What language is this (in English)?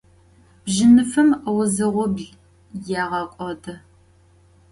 Adyghe